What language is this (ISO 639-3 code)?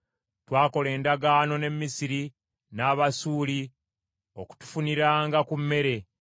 lug